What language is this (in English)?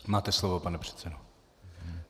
Czech